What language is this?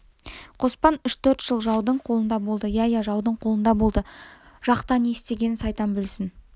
Kazakh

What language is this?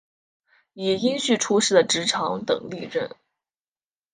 Chinese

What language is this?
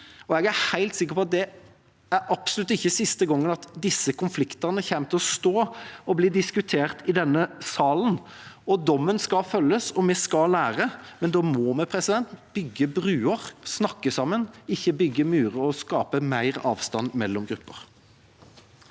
Norwegian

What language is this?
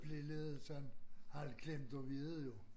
Danish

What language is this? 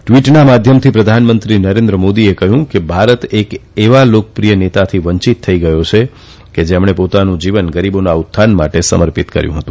Gujarati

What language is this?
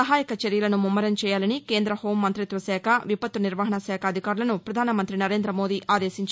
Telugu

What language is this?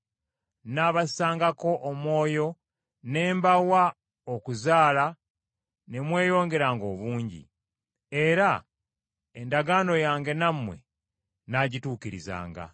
Ganda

